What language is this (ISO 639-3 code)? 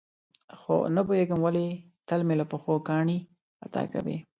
pus